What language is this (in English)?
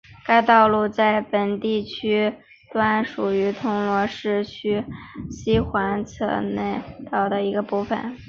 Chinese